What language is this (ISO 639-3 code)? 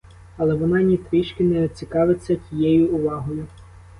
ukr